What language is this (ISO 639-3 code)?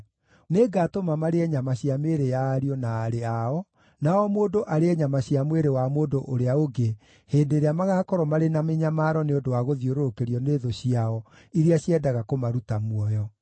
kik